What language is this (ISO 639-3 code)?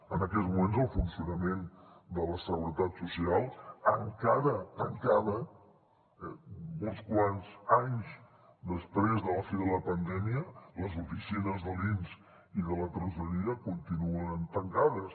cat